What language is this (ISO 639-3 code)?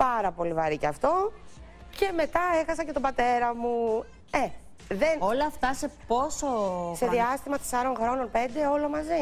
ell